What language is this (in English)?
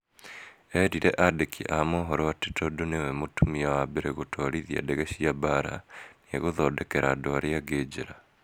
Kikuyu